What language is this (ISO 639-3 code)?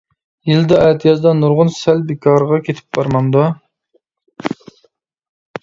uig